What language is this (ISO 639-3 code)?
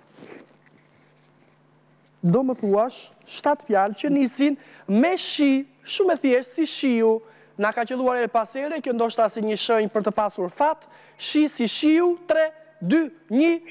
nld